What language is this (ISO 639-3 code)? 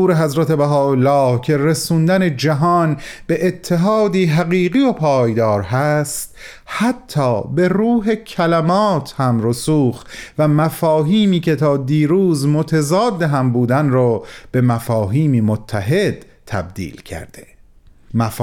fas